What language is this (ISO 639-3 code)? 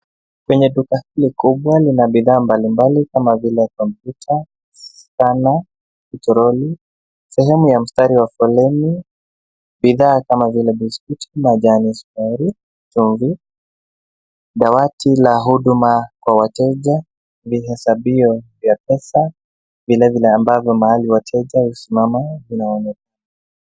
swa